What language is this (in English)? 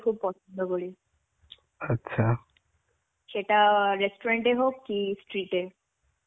Bangla